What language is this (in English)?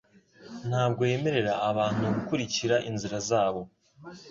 Kinyarwanda